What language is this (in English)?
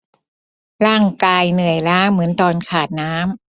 Thai